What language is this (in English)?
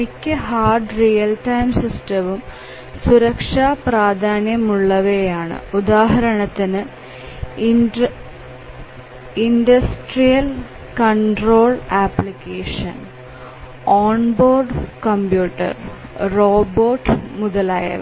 Malayalam